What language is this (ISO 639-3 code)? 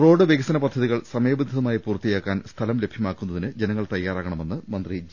mal